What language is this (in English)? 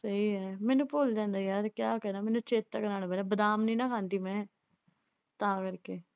Punjabi